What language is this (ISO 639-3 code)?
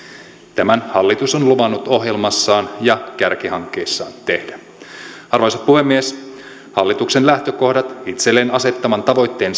fin